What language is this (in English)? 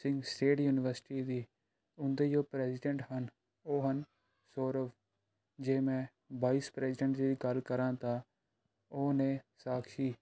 Punjabi